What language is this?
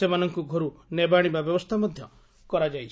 Odia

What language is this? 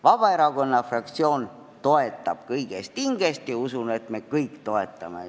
Estonian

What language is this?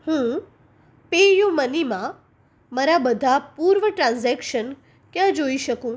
Gujarati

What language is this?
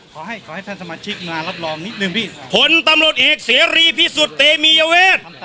Thai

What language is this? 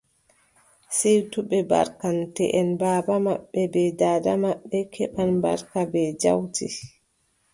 Adamawa Fulfulde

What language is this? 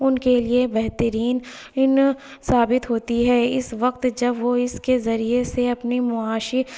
Urdu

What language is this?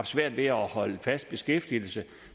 Danish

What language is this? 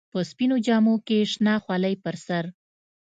Pashto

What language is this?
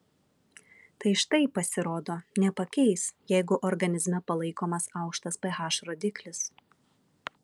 Lithuanian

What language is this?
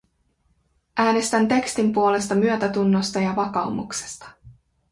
Finnish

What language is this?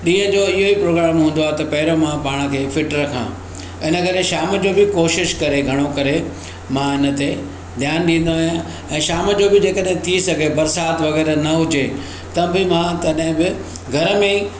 Sindhi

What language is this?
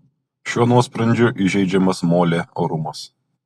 Lithuanian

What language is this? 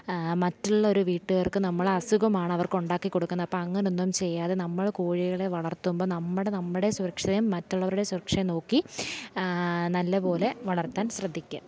Malayalam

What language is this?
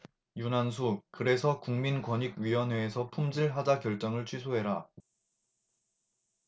Korean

